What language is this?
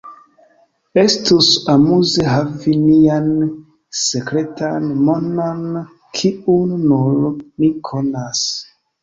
Esperanto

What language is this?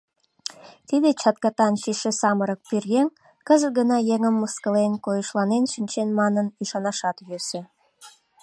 Mari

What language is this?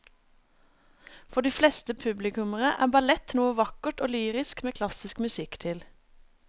Norwegian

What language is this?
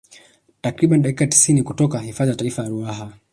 Swahili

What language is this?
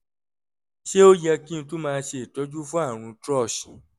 Yoruba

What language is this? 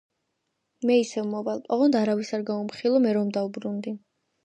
Georgian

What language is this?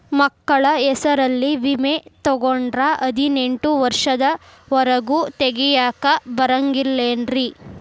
Kannada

